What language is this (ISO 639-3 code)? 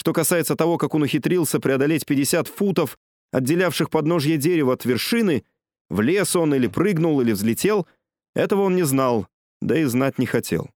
rus